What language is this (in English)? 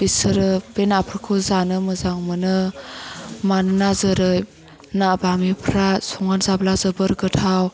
Bodo